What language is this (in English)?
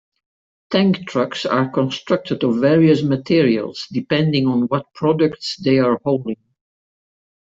English